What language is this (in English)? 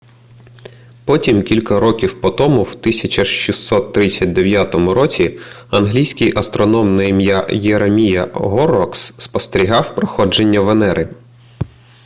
Ukrainian